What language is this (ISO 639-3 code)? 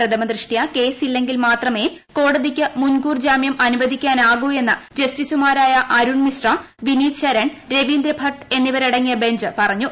mal